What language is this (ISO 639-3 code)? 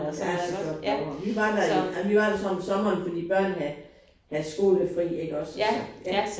dan